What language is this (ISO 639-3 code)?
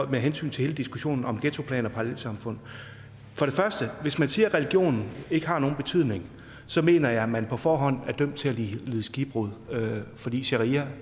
dan